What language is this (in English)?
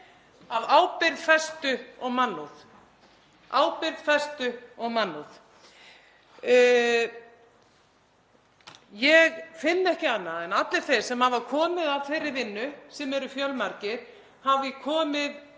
Icelandic